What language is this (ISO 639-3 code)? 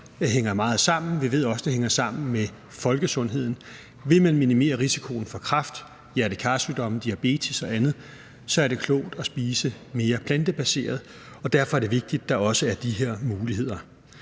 dan